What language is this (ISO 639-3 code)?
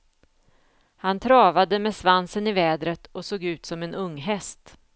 swe